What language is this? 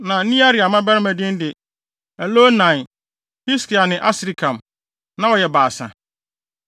Akan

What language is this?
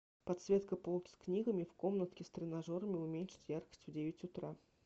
Russian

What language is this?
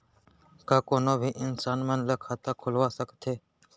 Chhattisgarhi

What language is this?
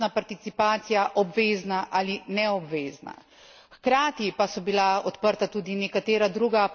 Slovenian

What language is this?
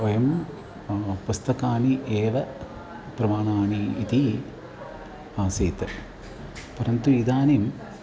Sanskrit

